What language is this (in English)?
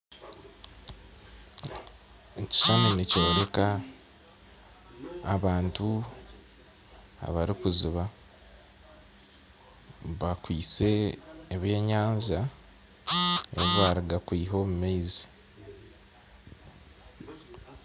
Nyankole